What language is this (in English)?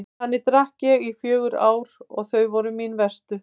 Icelandic